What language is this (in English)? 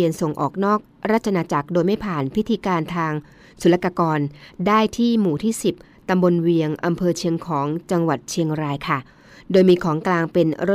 Thai